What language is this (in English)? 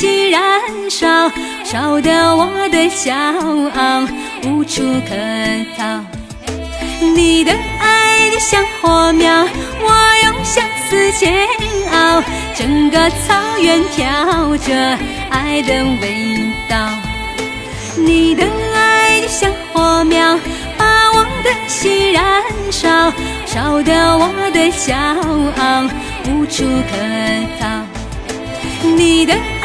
Chinese